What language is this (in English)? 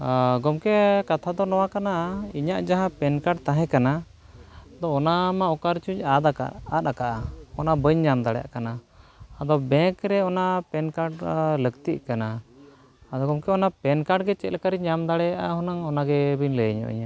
Santali